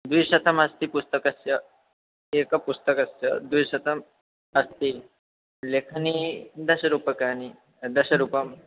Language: Sanskrit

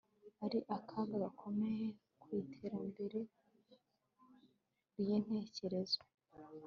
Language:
Kinyarwanda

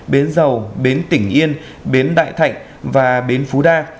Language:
Vietnamese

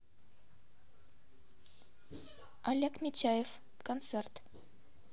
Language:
Russian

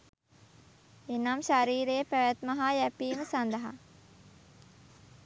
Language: Sinhala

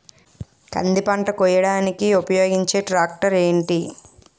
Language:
Telugu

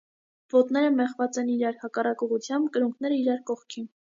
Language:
Armenian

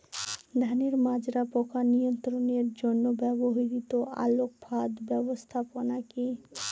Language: Bangla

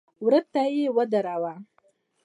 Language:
Pashto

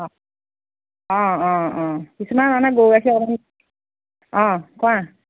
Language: Assamese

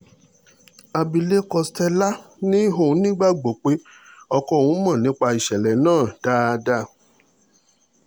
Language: Yoruba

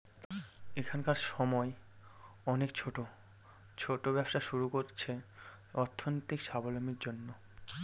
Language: Bangla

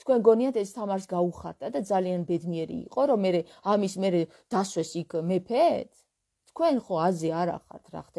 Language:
Romanian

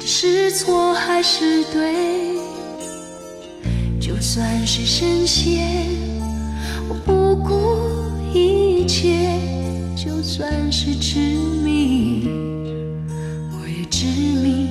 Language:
Chinese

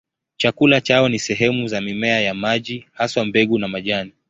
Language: Swahili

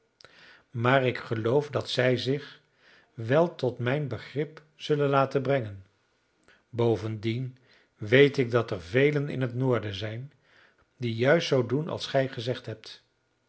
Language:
Dutch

